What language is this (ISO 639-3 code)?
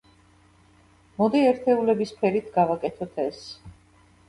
kat